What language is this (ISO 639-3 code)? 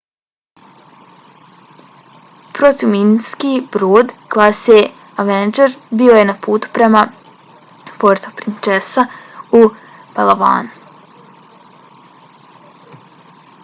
bos